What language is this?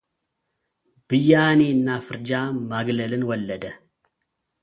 Amharic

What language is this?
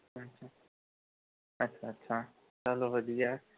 Punjabi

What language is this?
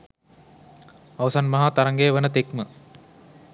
Sinhala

